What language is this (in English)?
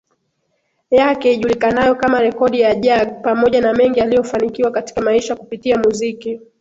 Swahili